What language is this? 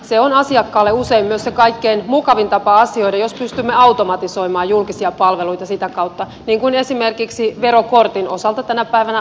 Finnish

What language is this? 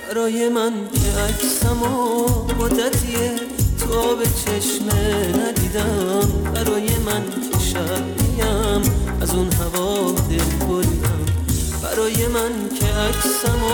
Persian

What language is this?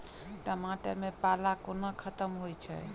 Maithili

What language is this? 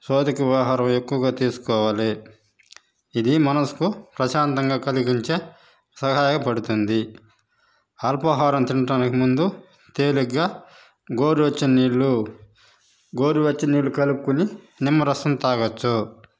Telugu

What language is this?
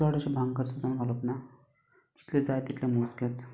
Konkani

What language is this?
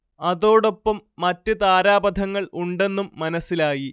Malayalam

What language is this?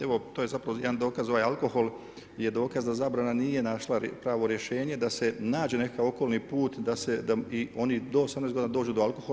Croatian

